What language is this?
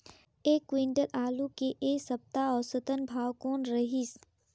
Chhattisgarhi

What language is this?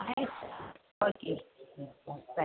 Kannada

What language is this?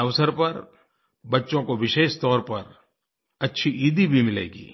Hindi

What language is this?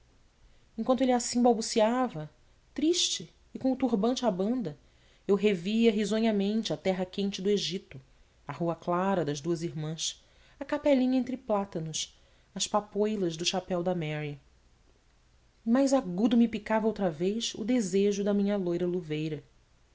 Portuguese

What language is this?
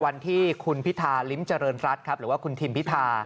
Thai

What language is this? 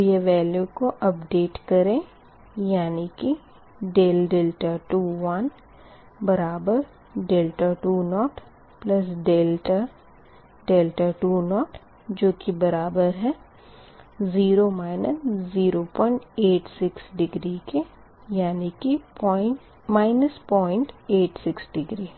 Hindi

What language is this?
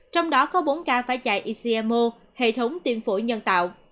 Vietnamese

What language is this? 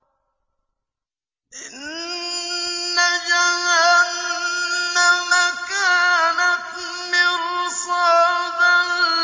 Arabic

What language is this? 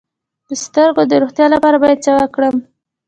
Pashto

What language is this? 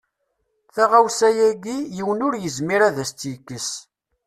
Kabyle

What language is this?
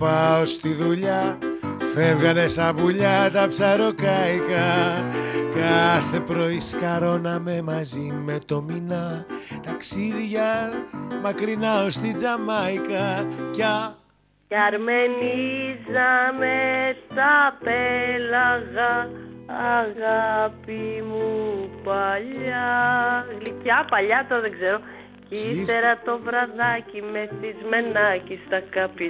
Greek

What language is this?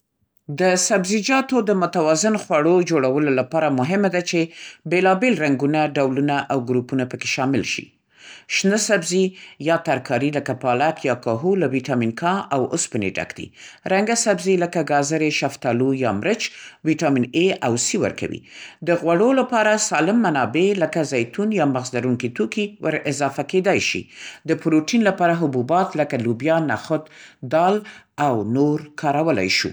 Central Pashto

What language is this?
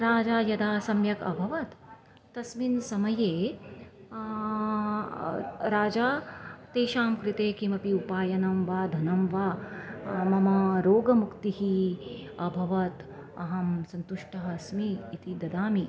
Sanskrit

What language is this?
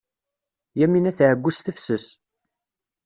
Kabyle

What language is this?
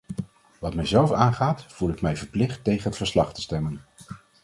Dutch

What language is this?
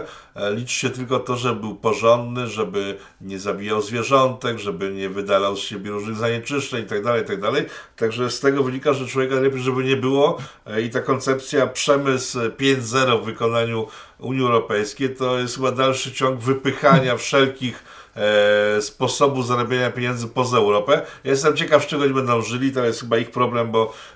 Polish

